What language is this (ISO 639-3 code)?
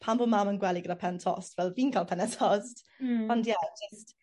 cym